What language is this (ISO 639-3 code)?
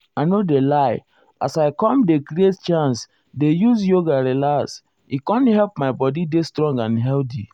pcm